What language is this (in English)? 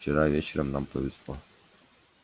Russian